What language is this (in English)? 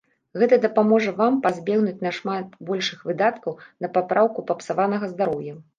Belarusian